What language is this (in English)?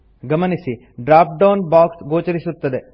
Kannada